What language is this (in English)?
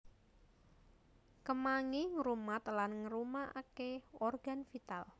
Javanese